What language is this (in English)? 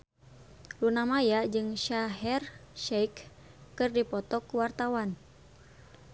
Sundanese